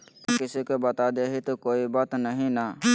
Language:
Magahi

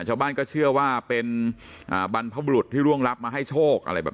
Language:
Thai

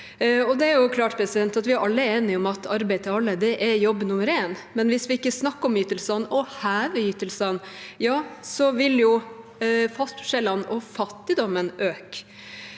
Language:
Norwegian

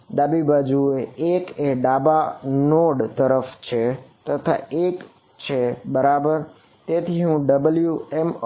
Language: Gujarati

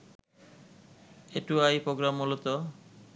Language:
Bangla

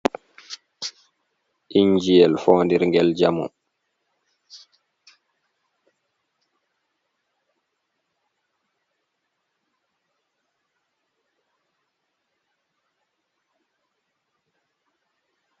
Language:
Fula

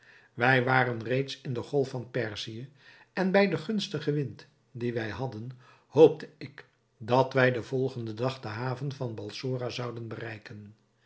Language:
Dutch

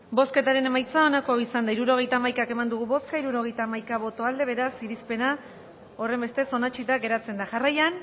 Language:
Basque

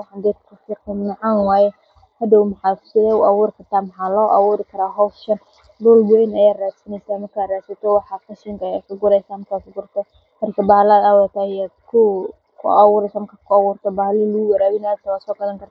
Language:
Somali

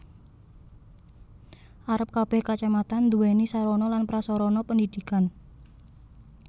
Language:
Javanese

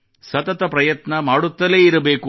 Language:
Kannada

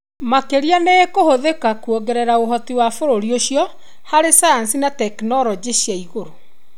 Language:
Kikuyu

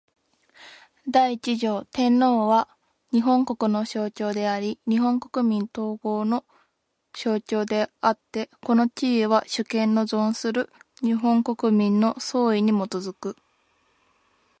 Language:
Japanese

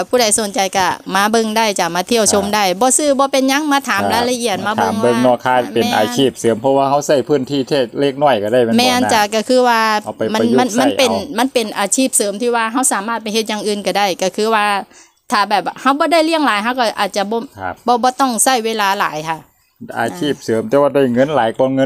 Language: Thai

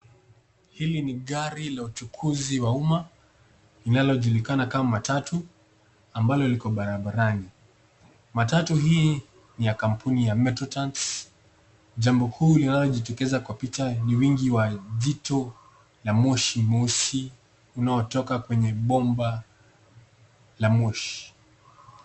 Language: Swahili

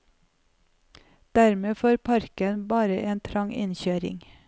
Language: Norwegian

